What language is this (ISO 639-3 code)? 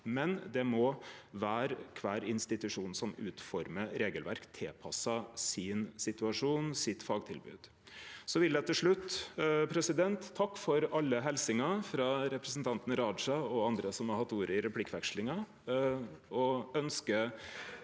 nor